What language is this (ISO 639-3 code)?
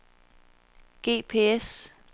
dan